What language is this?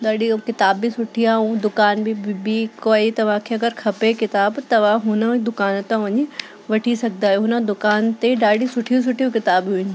Sindhi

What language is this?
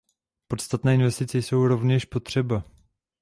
Czech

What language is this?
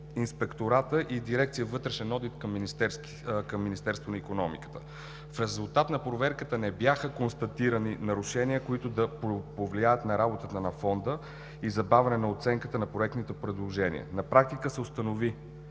Bulgarian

